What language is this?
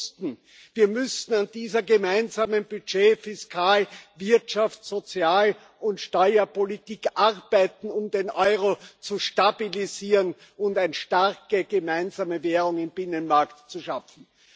German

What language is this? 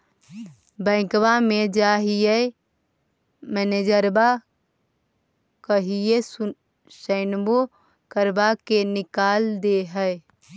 Magahi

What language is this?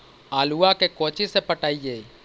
Magahi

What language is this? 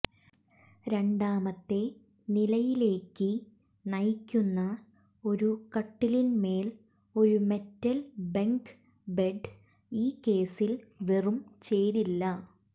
Malayalam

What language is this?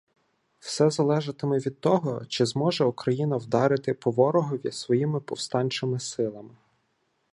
Ukrainian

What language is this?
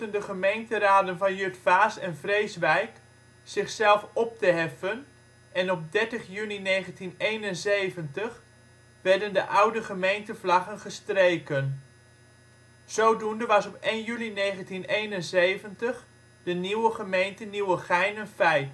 Dutch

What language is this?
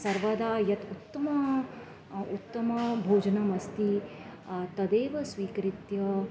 Sanskrit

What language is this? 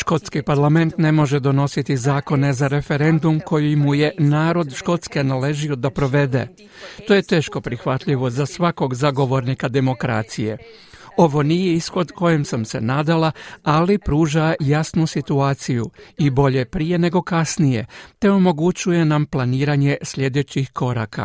Croatian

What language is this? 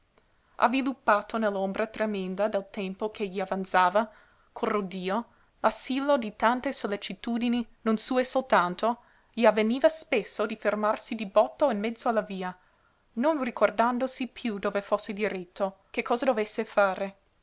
Italian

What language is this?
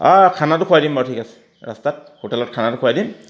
Assamese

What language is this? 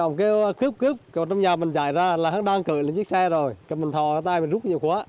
Vietnamese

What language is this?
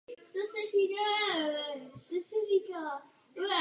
Czech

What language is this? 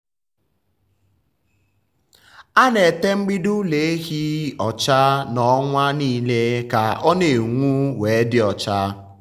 Igbo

